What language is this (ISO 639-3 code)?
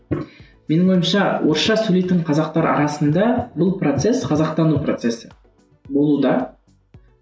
kaz